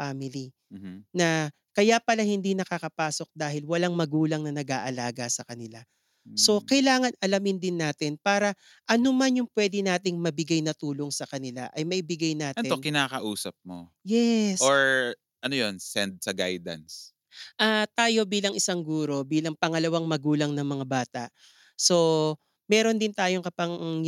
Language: Filipino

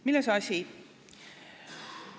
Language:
Estonian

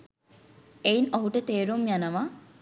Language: Sinhala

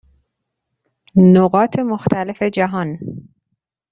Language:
Persian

